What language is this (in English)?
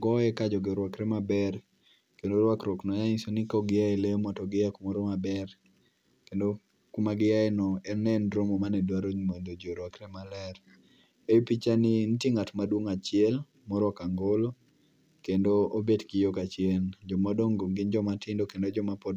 Luo (Kenya and Tanzania)